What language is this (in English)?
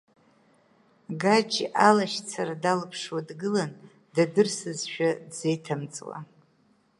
Abkhazian